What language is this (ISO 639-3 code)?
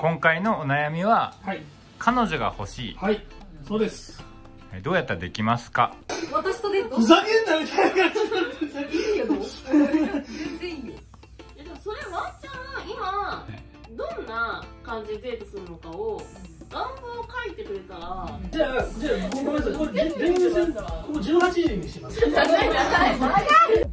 jpn